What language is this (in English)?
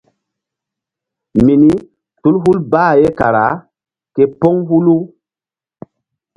Mbum